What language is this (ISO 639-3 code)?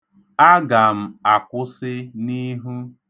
ibo